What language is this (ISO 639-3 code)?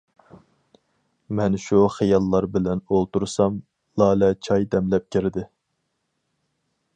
uig